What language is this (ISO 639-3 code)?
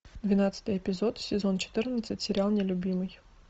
rus